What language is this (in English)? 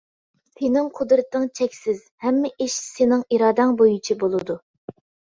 Uyghur